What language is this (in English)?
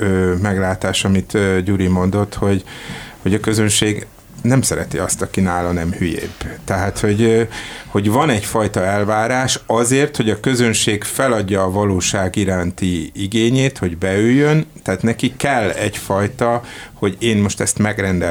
Hungarian